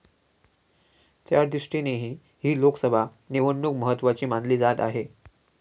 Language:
Marathi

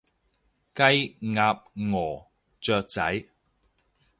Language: Cantonese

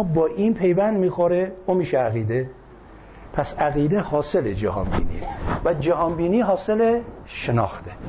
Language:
Persian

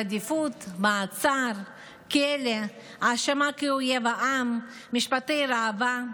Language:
Hebrew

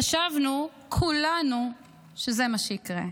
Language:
Hebrew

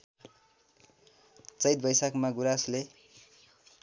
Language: Nepali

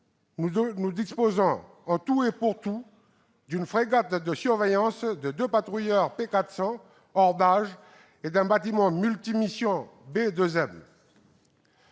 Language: French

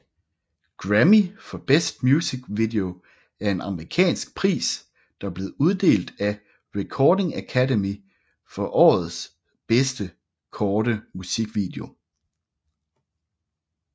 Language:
Danish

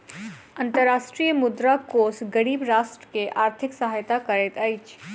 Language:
Maithili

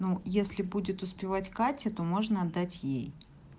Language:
Russian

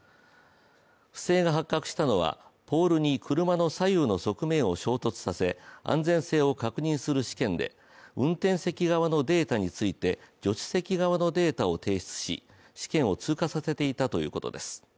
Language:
Japanese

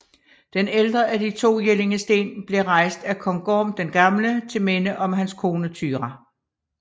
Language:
Danish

